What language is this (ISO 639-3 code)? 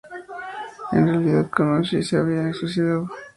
spa